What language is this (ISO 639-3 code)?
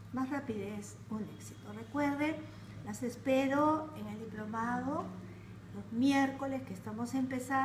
spa